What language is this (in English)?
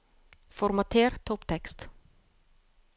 Norwegian